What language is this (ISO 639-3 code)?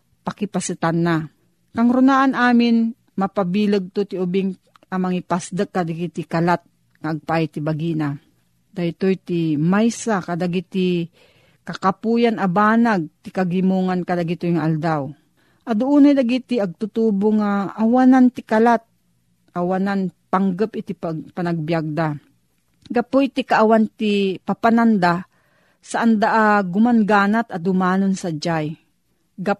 fil